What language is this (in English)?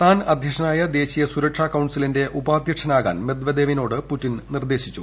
Malayalam